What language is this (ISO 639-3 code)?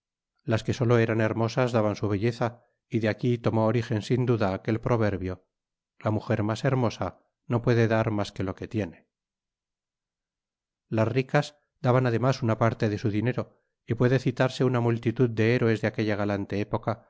spa